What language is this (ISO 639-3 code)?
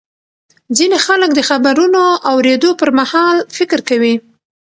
pus